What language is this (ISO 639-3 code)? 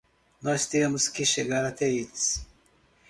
por